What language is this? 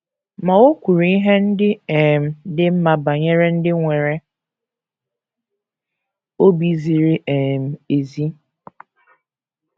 Igbo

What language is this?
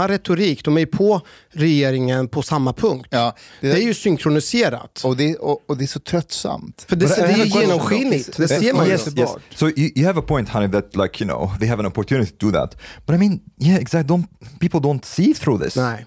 Swedish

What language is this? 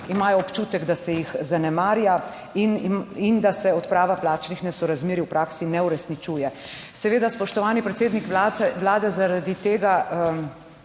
Slovenian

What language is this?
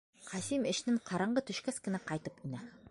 Bashkir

